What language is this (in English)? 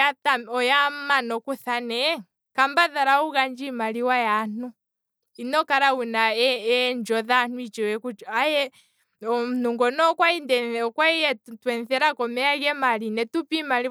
Kwambi